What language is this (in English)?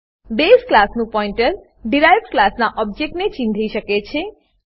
Gujarati